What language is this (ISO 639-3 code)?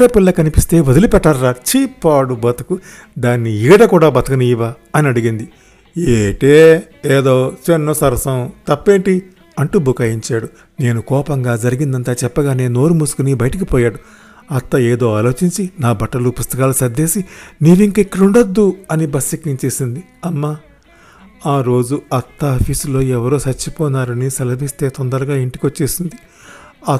tel